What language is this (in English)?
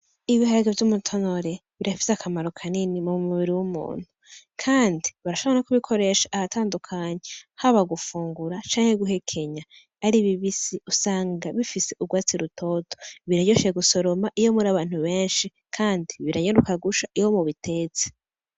Rundi